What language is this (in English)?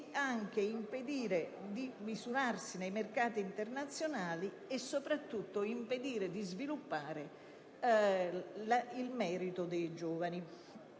Italian